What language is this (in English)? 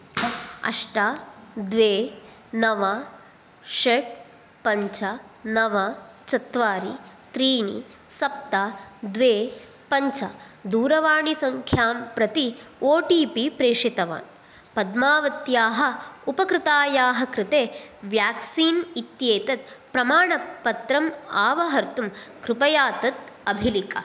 Sanskrit